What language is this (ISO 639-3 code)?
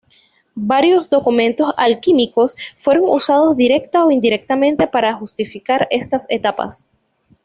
spa